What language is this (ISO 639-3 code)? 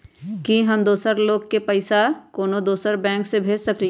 mag